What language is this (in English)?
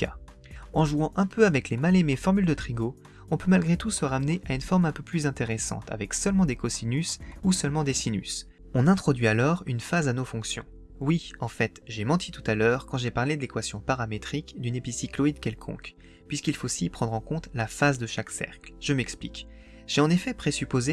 French